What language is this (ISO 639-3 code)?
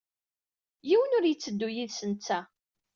kab